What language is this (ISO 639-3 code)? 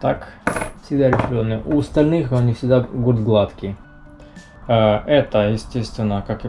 rus